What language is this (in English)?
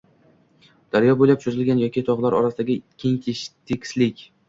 Uzbek